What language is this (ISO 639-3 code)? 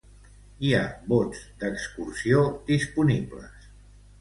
cat